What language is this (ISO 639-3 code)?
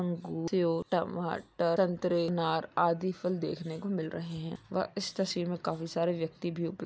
mag